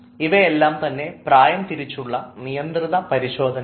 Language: Malayalam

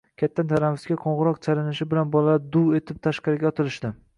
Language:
Uzbek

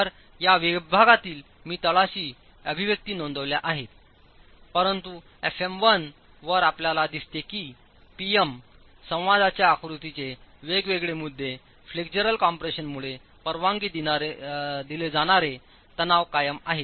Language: Marathi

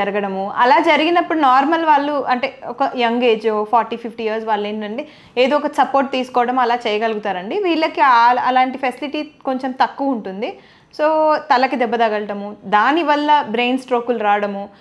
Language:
Telugu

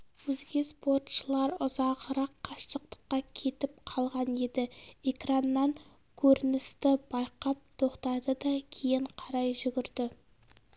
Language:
Kazakh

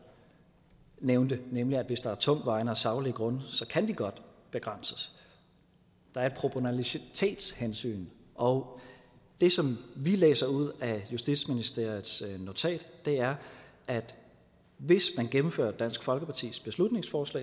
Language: Danish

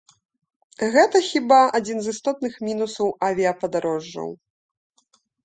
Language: Belarusian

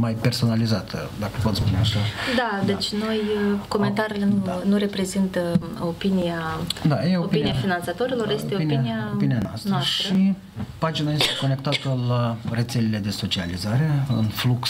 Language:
Romanian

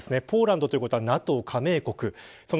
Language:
Japanese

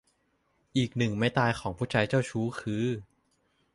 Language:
Thai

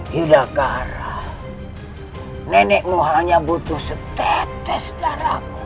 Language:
Indonesian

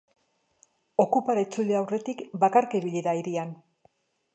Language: Basque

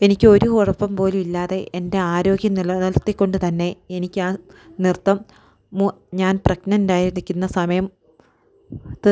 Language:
Malayalam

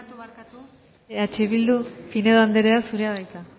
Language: Basque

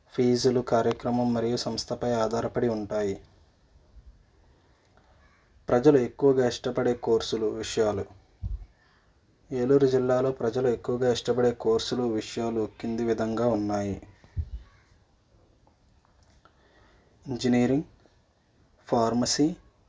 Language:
Telugu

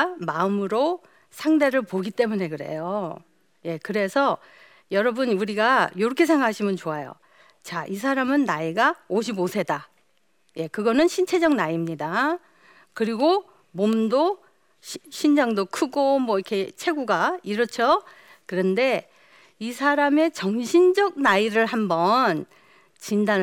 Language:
Korean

